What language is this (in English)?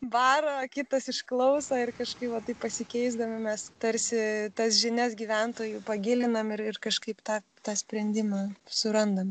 Lithuanian